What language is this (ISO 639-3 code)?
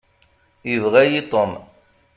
kab